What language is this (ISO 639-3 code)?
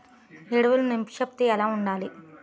tel